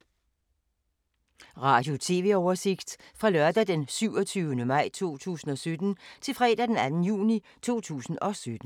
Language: Danish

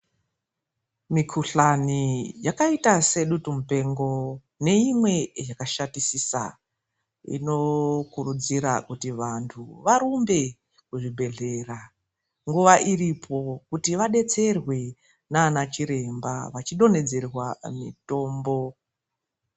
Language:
Ndau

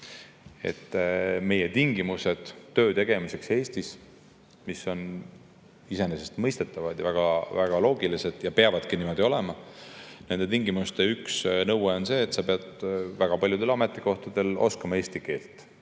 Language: Estonian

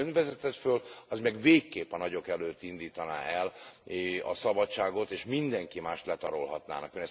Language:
Hungarian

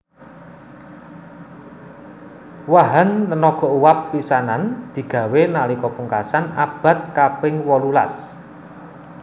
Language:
Javanese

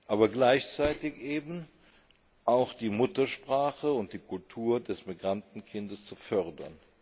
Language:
German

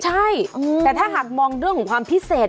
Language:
Thai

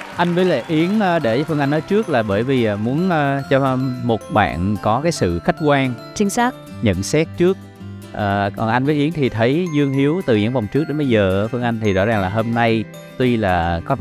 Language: Vietnamese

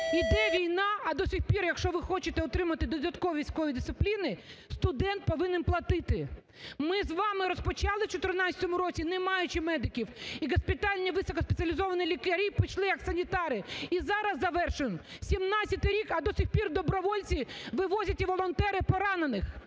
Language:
Ukrainian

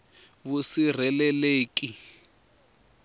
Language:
Tsonga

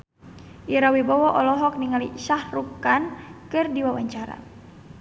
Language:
Sundanese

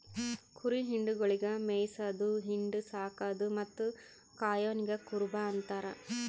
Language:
Kannada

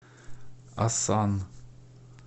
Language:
Russian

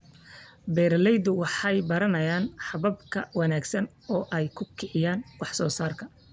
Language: Somali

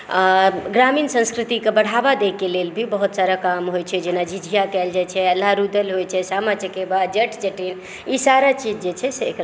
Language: Maithili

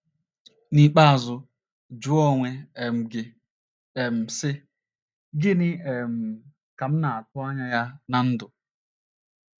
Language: Igbo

